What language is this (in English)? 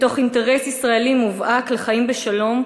Hebrew